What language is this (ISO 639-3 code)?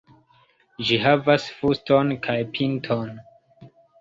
epo